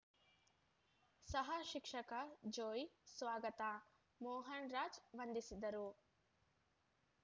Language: Kannada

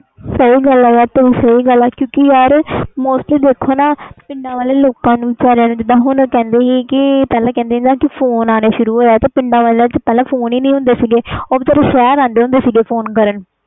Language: Punjabi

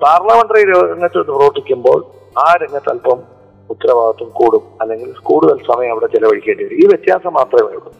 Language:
Malayalam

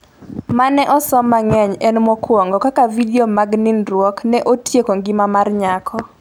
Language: Luo (Kenya and Tanzania)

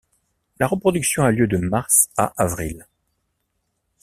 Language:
French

